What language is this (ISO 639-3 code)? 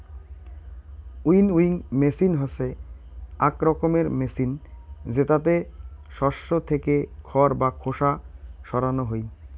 ben